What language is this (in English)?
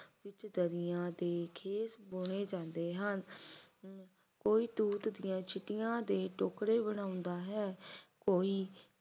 Punjabi